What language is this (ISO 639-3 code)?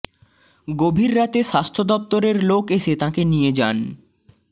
ben